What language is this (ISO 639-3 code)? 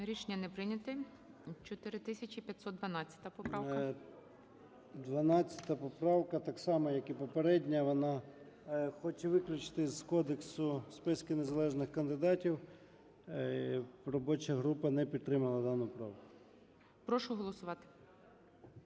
ukr